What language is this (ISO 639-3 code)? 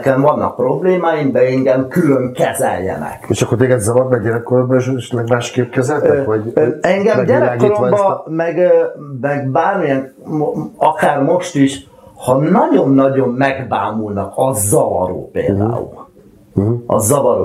hun